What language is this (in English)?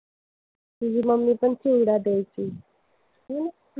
Marathi